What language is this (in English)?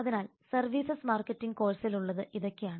Malayalam